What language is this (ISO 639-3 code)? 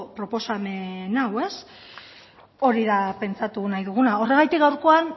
eus